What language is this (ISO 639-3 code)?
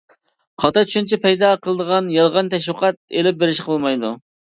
uig